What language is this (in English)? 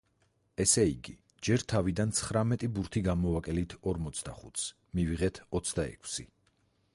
Georgian